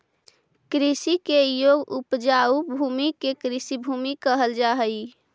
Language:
Magahi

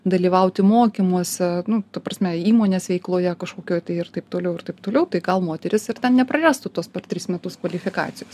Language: Lithuanian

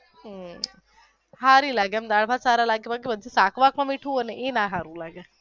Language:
Gujarati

